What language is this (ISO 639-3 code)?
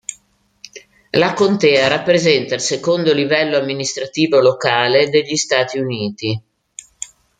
ita